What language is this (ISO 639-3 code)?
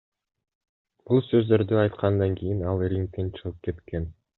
kir